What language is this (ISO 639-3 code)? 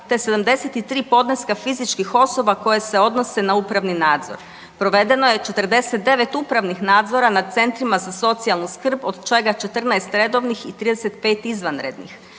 hrv